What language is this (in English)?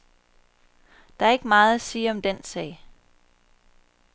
Danish